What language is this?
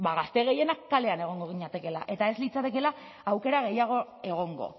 Basque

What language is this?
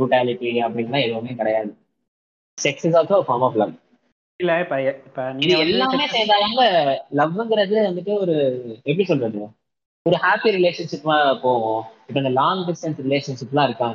Tamil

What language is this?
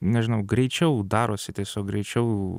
Lithuanian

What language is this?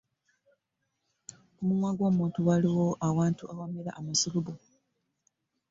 Ganda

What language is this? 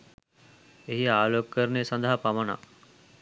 Sinhala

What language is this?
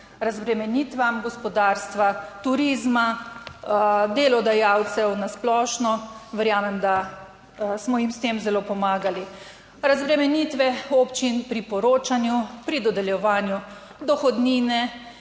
Slovenian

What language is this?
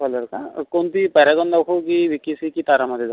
Marathi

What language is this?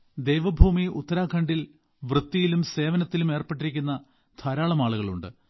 Malayalam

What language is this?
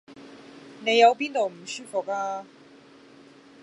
Cantonese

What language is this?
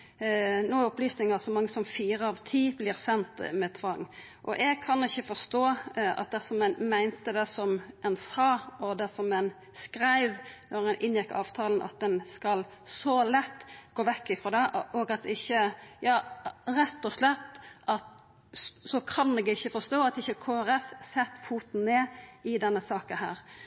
Norwegian Nynorsk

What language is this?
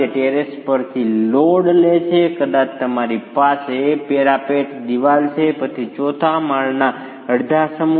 Gujarati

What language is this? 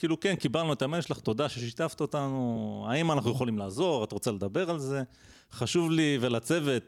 Hebrew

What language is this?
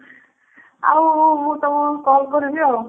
Odia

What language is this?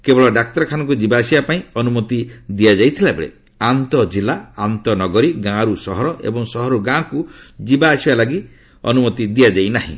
Odia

